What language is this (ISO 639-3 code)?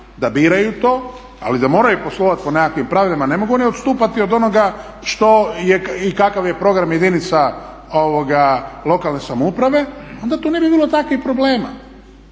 hrv